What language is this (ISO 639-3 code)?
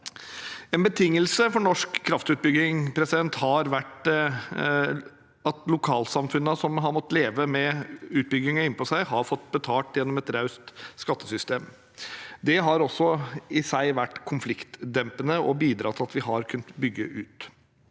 nor